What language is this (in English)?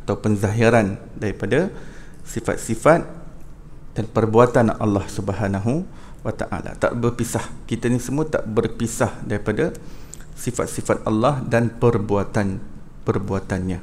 Malay